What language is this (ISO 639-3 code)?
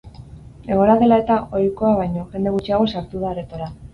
eus